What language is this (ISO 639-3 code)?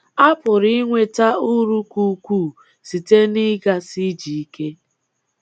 ibo